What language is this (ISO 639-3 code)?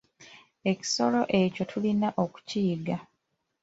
lug